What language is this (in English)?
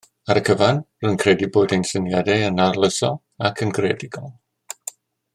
Welsh